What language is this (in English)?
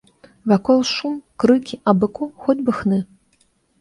Belarusian